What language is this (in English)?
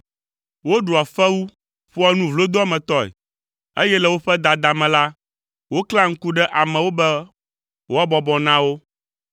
Ewe